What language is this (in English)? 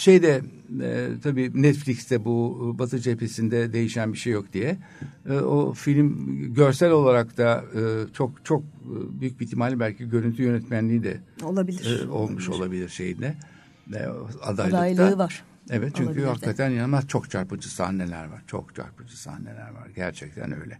Turkish